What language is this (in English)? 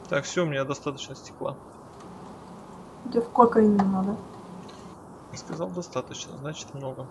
Russian